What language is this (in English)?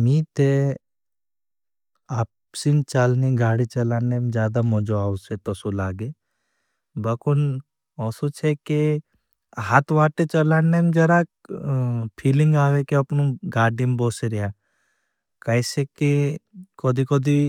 Bhili